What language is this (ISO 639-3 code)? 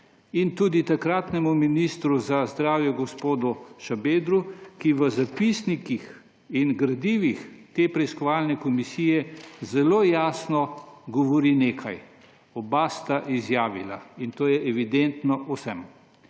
slv